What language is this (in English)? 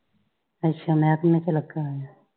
Punjabi